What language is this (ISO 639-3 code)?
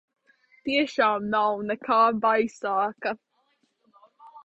lav